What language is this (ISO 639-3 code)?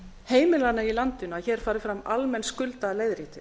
isl